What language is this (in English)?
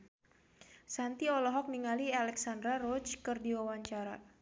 Sundanese